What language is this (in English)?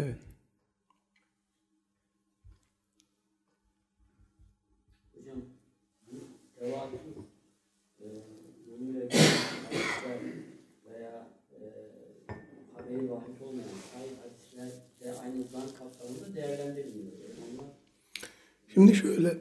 Turkish